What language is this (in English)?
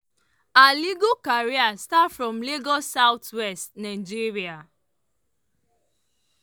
Nigerian Pidgin